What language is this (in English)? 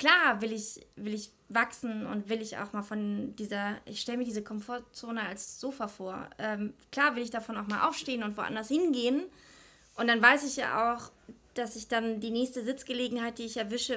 German